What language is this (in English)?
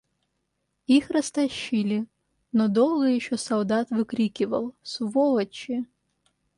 Russian